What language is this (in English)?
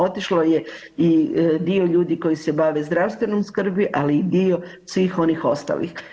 Croatian